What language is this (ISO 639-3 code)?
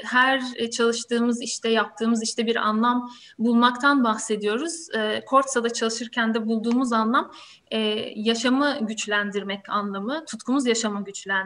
tur